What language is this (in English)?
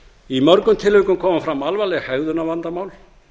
Icelandic